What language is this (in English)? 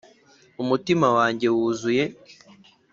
Kinyarwanda